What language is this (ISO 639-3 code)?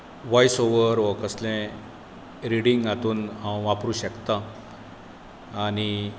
kok